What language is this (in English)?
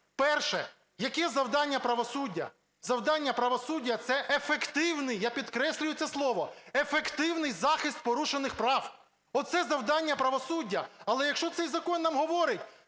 Ukrainian